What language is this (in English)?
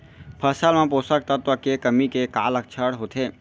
Chhattisgarhi